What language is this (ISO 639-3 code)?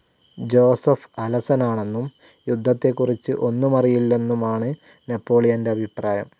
mal